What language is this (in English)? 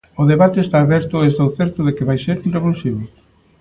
Galician